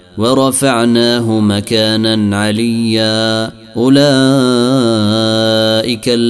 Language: Arabic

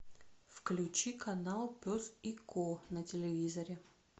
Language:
Russian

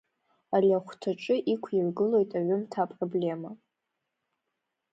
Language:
Abkhazian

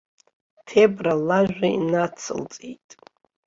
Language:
Abkhazian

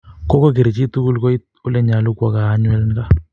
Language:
Kalenjin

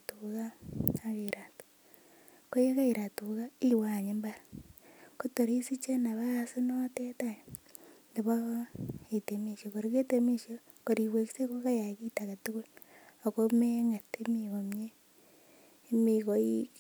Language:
Kalenjin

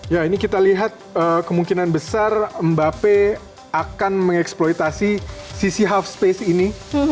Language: Indonesian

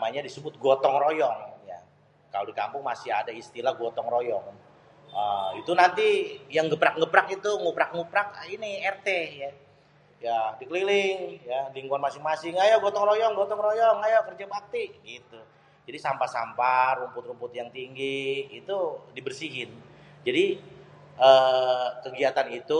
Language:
Betawi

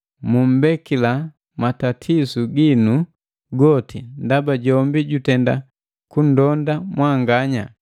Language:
Matengo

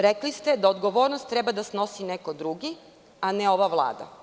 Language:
Serbian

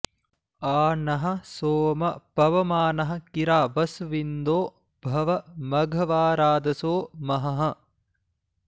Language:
Sanskrit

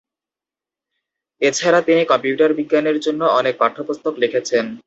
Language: Bangla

